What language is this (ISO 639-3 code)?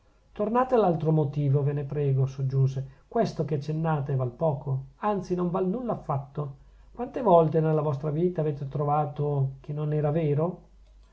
ita